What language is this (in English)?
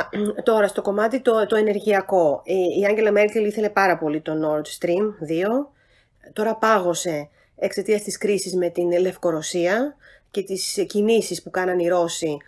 Greek